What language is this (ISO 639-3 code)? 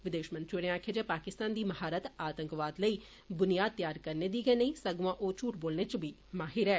doi